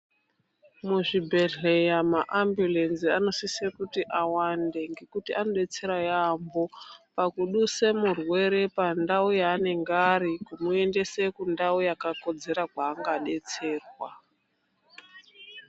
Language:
Ndau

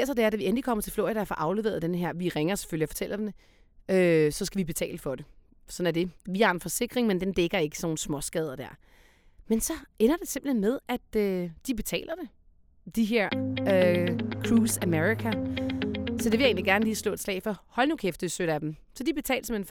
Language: Danish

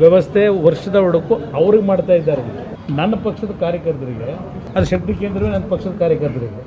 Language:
Kannada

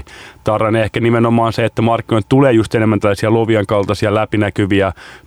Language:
Finnish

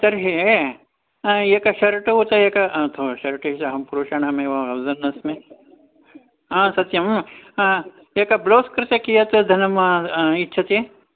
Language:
Sanskrit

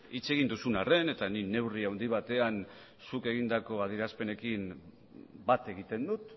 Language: Basque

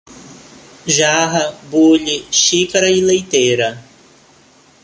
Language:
Portuguese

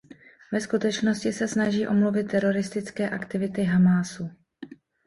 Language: Czech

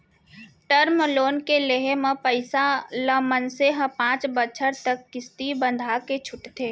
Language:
Chhattisgarhi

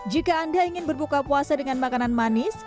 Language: Indonesian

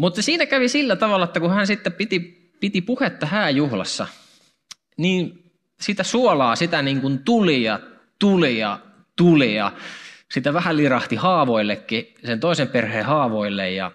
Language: Finnish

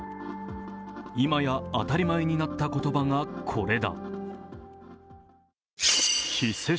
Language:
Japanese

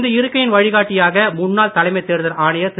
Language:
Tamil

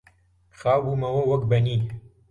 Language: Central Kurdish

